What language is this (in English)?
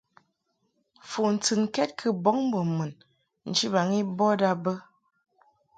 Mungaka